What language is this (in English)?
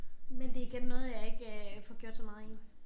Danish